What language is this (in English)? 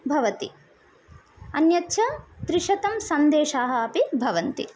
Sanskrit